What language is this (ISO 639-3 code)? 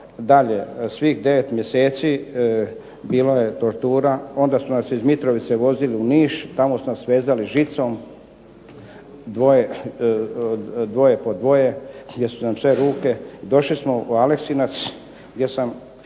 hrv